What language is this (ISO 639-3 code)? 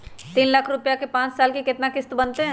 mag